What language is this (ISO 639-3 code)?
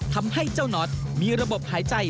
tha